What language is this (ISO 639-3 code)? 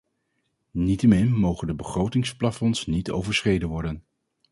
nld